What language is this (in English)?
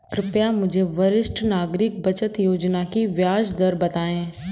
Hindi